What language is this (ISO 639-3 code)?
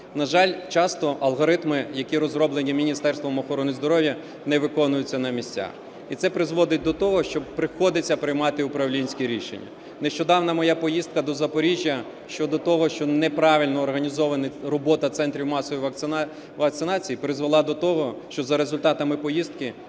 ukr